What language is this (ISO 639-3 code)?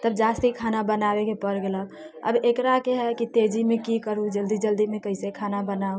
mai